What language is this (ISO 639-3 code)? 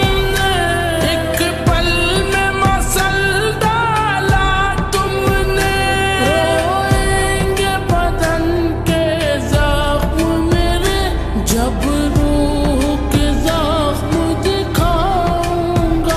ara